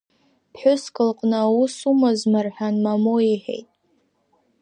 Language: Abkhazian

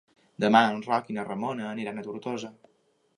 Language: Catalan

